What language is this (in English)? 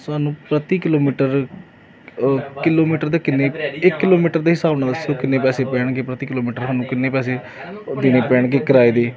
Punjabi